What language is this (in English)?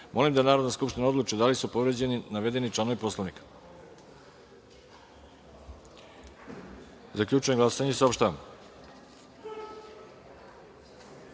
Serbian